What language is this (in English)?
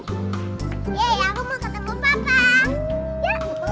Indonesian